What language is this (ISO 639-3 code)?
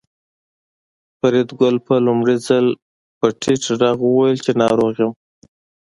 pus